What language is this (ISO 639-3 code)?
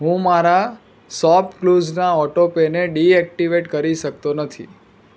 guj